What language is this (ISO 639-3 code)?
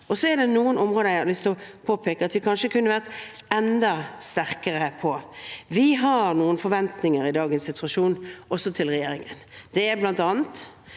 nor